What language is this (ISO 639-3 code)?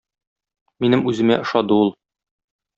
tat